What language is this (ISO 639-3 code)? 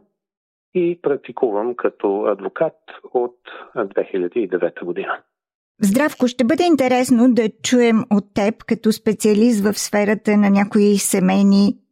bul